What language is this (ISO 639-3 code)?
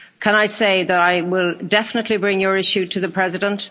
eng